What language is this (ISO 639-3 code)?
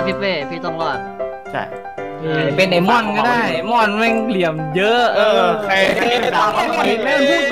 tha